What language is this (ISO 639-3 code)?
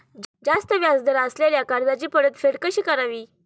mar